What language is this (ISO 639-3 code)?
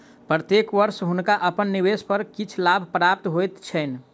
mai